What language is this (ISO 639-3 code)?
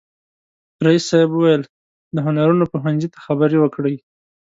pus